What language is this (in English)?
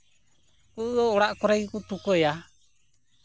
Santali